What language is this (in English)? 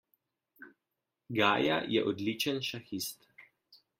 Slovenian